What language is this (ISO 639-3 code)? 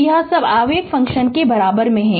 hin